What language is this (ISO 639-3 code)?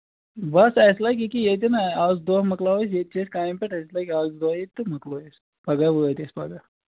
kas